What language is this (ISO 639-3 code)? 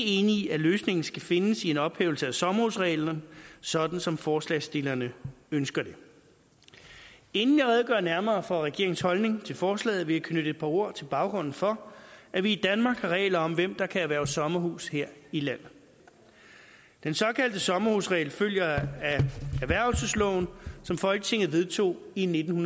dan